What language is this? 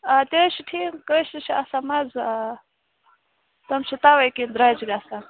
Kashmiri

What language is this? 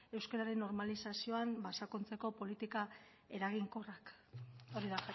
Basque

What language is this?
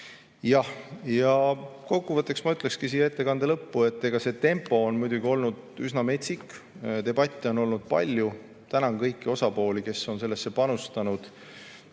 Estonian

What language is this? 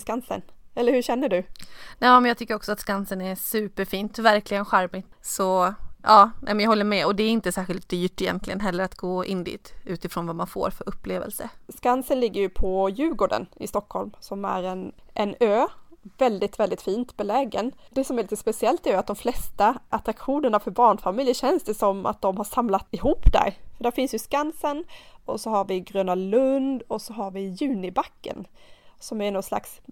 Swedish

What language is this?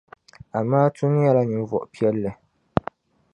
Dagbani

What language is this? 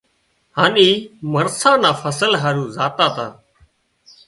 Wadiyara Koli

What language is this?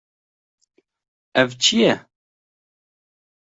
Kurdish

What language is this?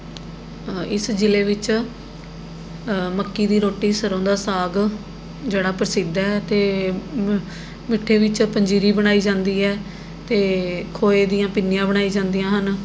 Punjabi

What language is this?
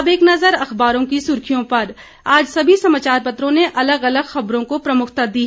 Hindi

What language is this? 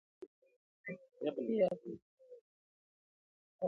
Swahili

